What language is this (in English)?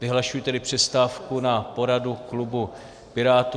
Czech